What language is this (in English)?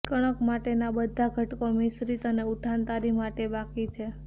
Gujarati